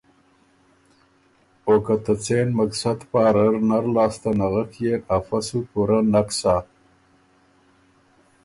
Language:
Ormuri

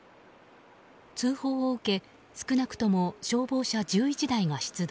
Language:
Japanese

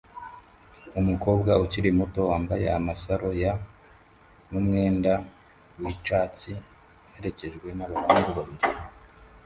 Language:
Kinyarwanda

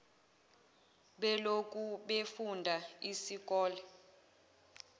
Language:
Zulu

